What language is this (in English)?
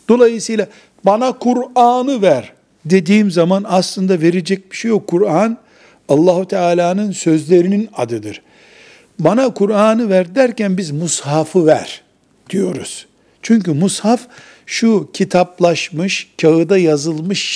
Turkish